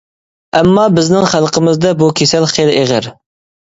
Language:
Uyghur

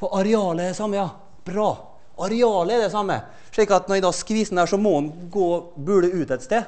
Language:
Norwegian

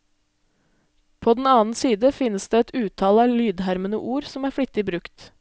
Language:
Norwegian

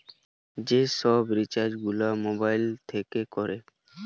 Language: Bangla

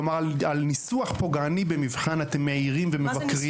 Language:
Hebrew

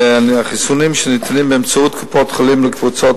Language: Hebrew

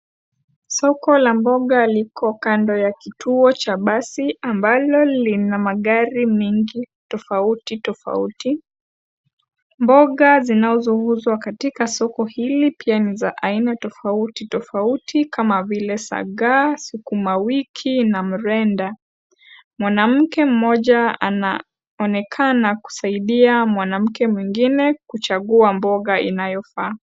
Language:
Swahili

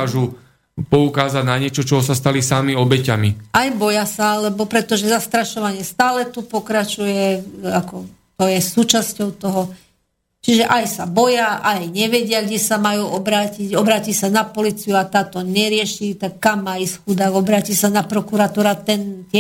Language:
Slovak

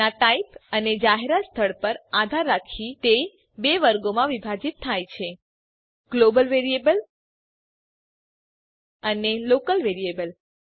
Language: Gujarati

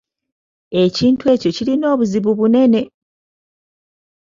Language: Ganda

